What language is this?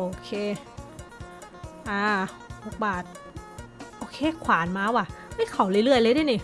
Thai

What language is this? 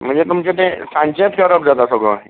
Konkani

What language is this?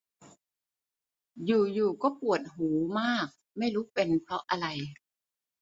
Thai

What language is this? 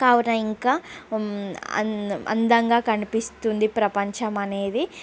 Telugu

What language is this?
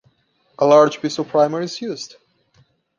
English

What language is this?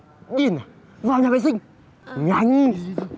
Vietnamese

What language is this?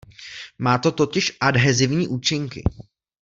Czech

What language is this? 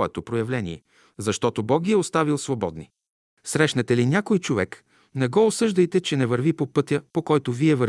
Bulgarian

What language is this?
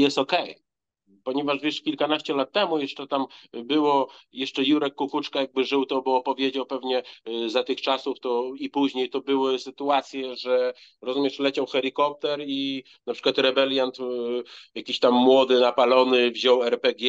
Polish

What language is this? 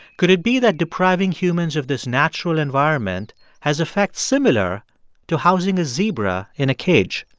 English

